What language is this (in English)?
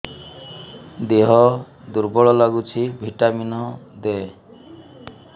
Odia